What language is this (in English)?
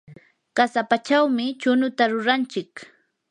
Yanahuanca Pasco Quechua